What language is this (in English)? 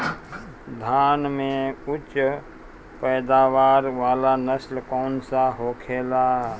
Bhojpuri